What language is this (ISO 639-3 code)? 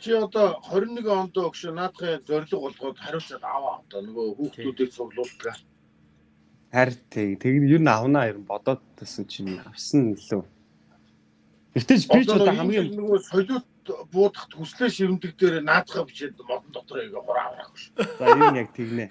tur